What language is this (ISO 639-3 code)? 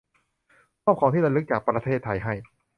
tha